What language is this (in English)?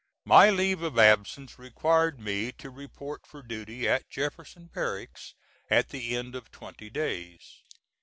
English